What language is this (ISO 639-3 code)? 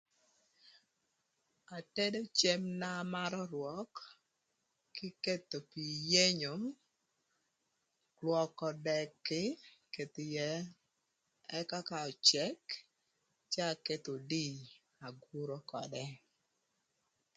lth